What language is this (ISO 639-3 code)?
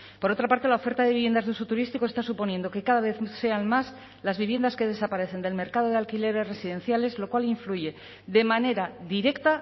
spa